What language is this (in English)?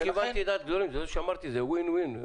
Hebrew